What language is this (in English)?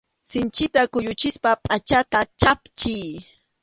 Arequipa-La Unión Quechua